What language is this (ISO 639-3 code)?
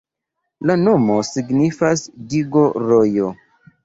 epo